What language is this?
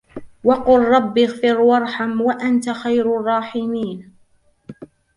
Arabic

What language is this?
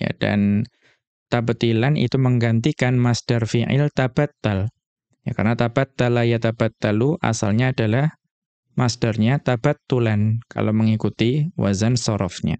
Indonesian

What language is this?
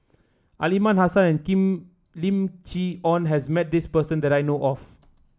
English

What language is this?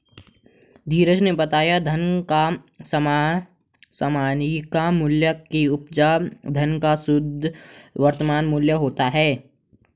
Hindi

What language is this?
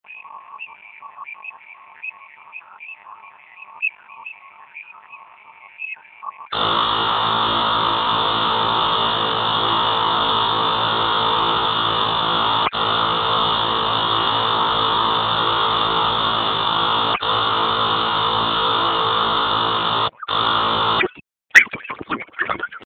Swahili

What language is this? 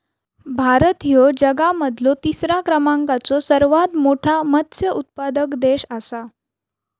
Marathi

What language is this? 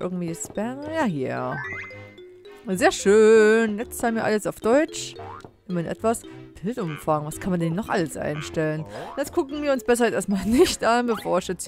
German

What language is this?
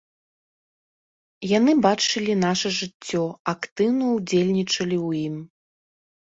Belarusian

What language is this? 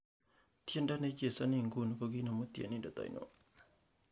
Kalenjin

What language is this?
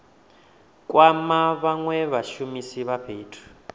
Venda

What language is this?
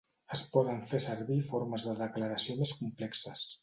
Catalan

